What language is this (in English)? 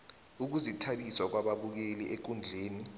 South Ndebele